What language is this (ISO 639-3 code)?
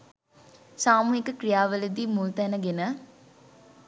sin